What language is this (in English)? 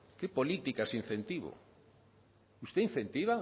Spanish